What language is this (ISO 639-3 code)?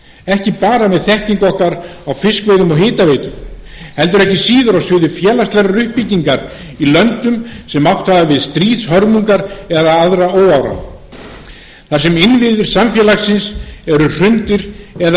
isl